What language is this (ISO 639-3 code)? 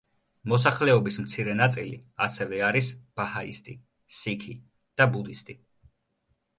kat